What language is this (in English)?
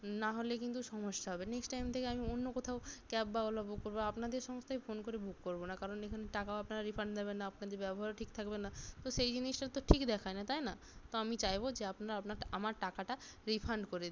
Bangla